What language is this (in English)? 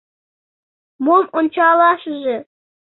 Mari